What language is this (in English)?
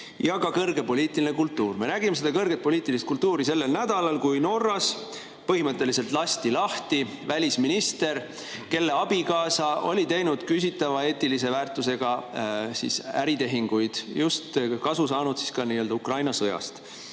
Estonian